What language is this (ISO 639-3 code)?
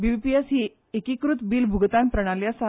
kok